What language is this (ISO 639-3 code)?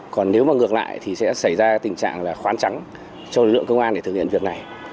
vie